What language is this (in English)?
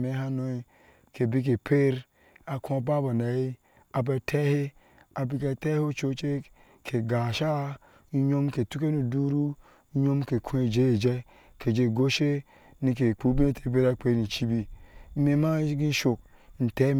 Ashe